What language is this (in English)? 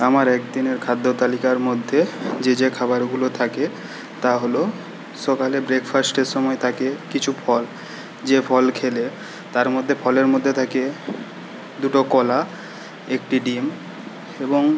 Bangla